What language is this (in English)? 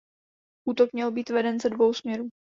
Czech